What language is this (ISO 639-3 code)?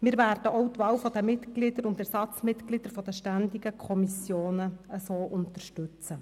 gsw